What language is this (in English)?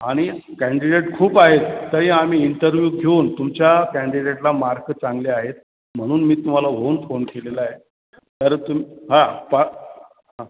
Marathi